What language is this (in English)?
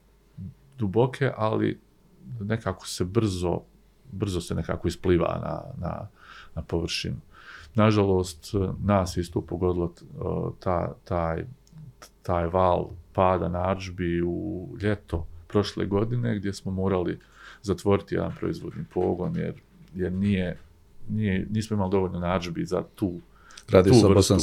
Croatian